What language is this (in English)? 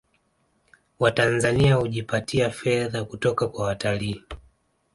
Swahili